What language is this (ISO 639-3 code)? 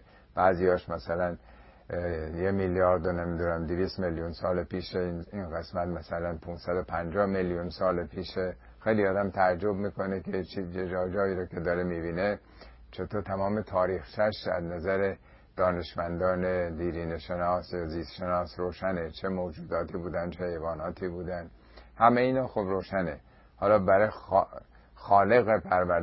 fas